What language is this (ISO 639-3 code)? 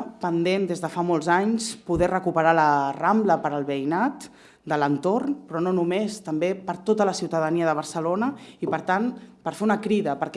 spa